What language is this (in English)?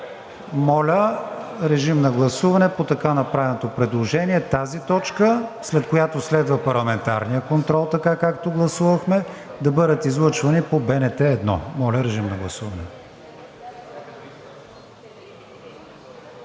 Bulgarian